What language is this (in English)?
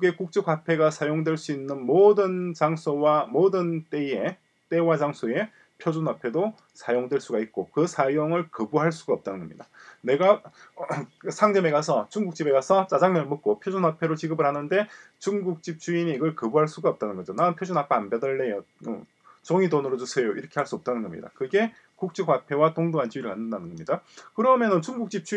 Korean